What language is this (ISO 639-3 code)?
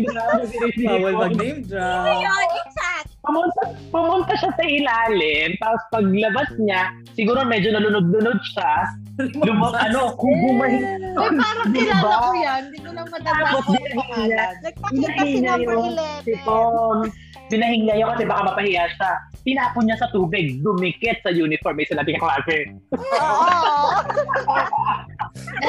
fil